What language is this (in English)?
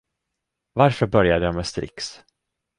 Swedish